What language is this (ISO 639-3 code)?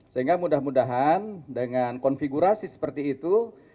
ind